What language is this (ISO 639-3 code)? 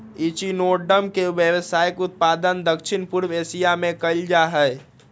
mag